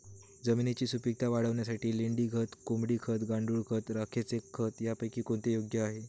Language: Marathi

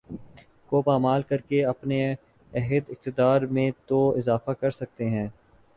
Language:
Urdu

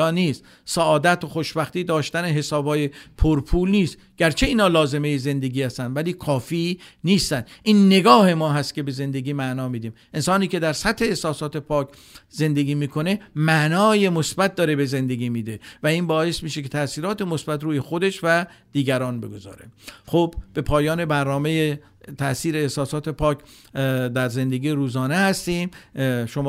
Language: Persian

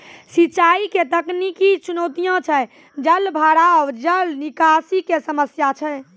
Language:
Maithili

